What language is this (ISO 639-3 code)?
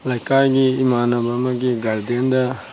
mni